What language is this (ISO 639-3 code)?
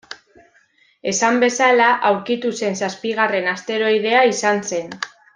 eus